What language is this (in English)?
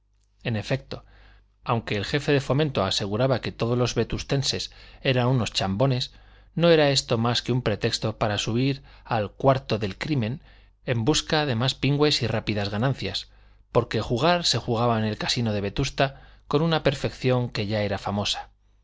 Spanish